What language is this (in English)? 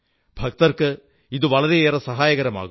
Malayalam